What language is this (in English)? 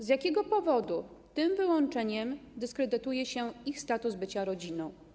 Polish